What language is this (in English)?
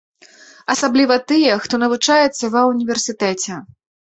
Belarusian